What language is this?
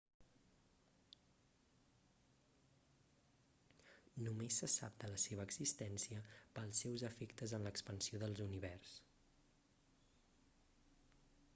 Catalan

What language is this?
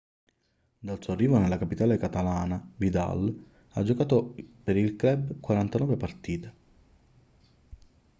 Italian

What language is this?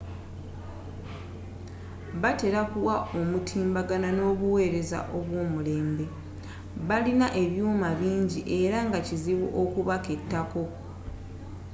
Ganda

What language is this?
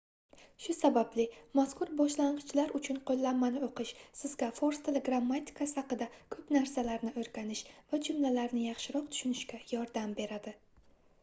Uzbek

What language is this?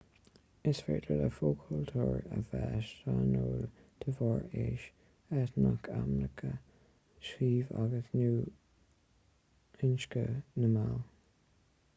Irish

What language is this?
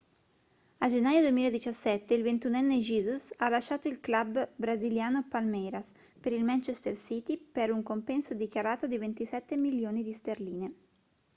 Italian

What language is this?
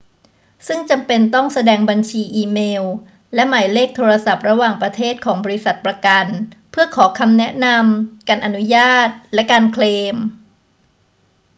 Thai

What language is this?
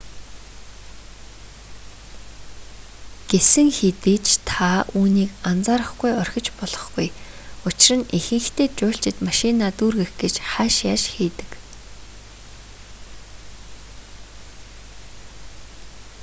Mongolian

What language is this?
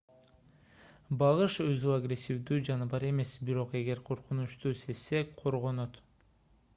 Kyrgyz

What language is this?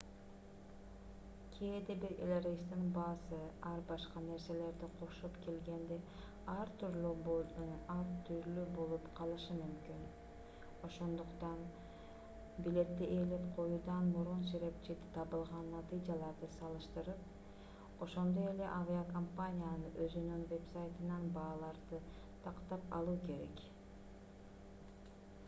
Kyrgyz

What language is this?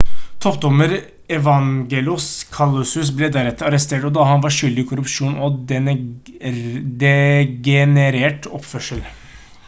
Norwegian Bokmål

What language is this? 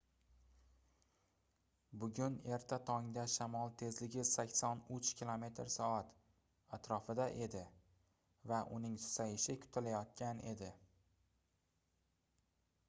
Uzbek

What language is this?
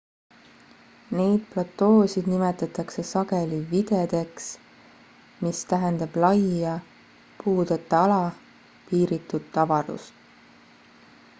Estonian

